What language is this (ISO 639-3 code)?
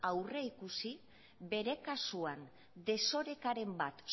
eus